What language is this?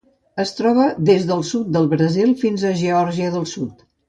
Catalan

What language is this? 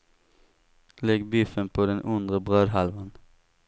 Swedish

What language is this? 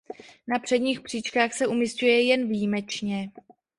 Czech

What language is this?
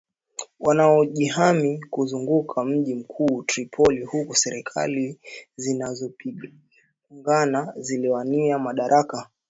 Swahili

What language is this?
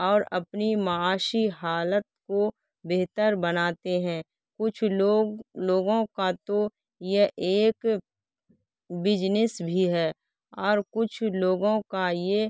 Urdu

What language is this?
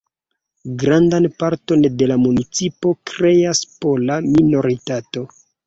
Esperanto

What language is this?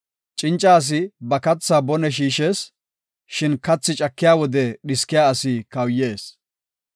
Gofa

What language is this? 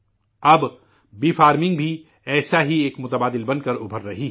Urdu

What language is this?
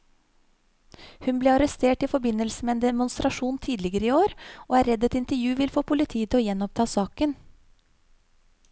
Norwegian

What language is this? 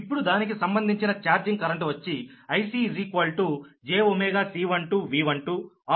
Telugu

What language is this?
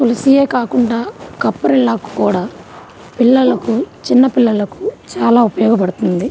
Telugu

